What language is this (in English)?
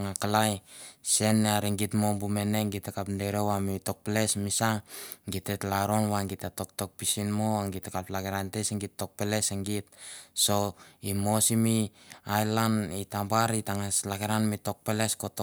Mandara